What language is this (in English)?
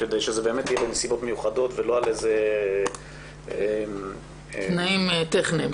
Hebrew